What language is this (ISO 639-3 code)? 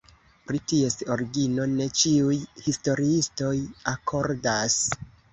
epo